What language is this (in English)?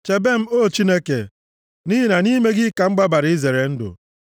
Igbo